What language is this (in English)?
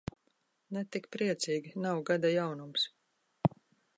Latvian